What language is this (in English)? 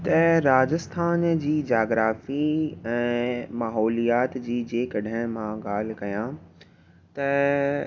Sindhi